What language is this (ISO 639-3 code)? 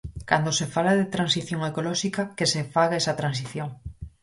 glg